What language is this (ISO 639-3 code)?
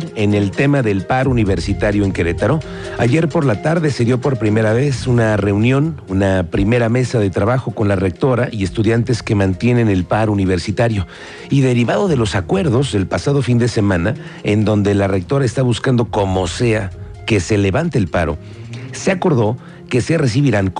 spa